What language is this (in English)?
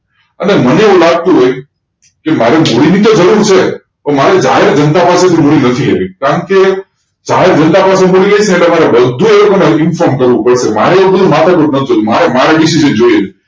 Gujarati